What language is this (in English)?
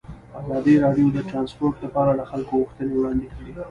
Pashto